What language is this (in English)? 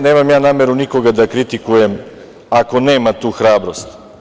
Serbian